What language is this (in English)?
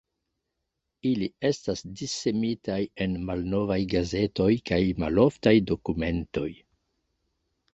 Esperanto